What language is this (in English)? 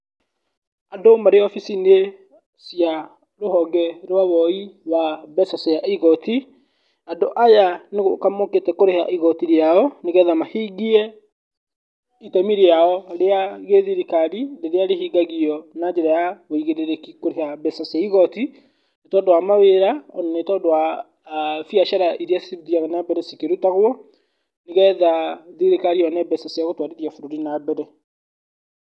Kikuyu